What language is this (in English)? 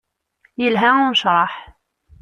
Kabyle